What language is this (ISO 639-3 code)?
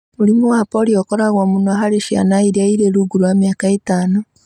kik